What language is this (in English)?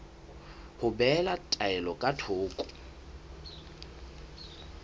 Southern Sotho